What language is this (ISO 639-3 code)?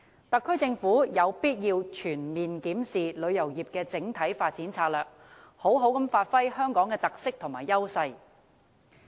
yue